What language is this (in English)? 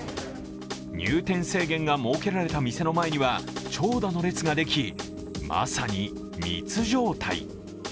Japanese